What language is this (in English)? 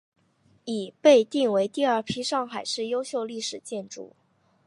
Chinese